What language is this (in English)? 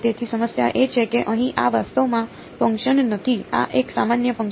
Gujarati